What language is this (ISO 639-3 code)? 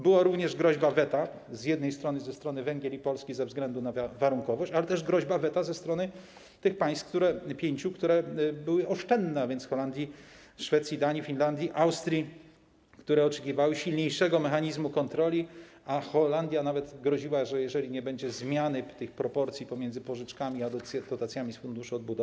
pol